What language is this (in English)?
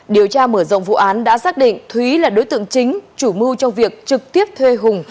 Vietnamese